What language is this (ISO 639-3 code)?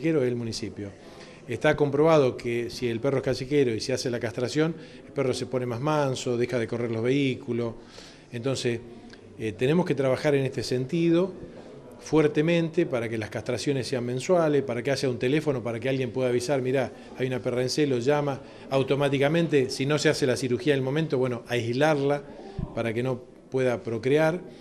spa